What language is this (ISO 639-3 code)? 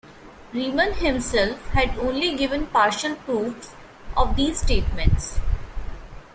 eng